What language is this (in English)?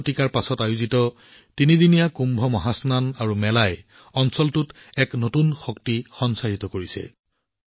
Assamese